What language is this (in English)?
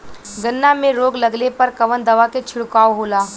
Bhojpuri